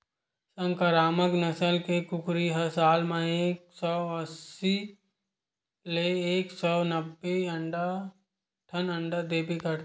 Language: Chhattisgarhi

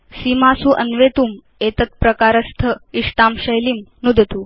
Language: Sanskrit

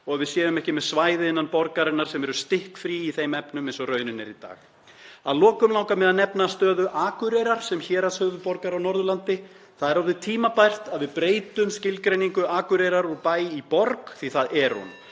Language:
Icelandic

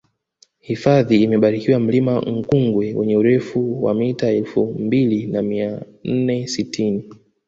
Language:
Swahili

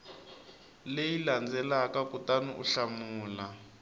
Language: Tsonga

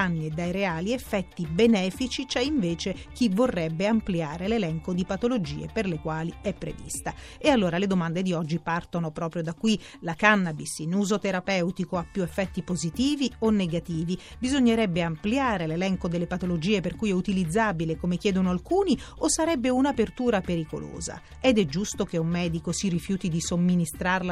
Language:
Italian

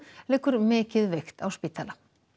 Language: Icelandic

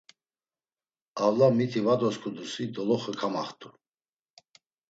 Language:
Laz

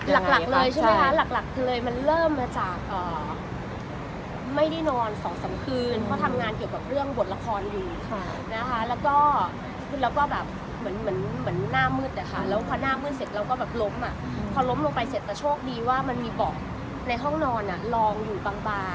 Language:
Thai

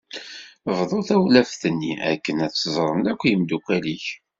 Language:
Kabyle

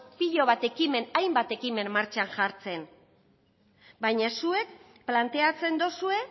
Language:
Basque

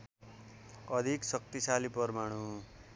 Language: Nepali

